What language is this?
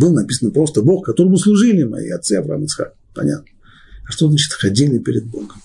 Russian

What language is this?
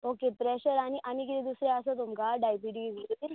Konkani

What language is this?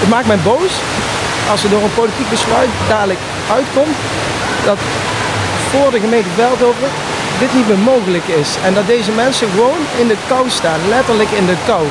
Dutch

